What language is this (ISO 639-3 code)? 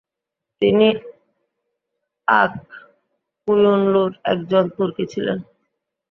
ben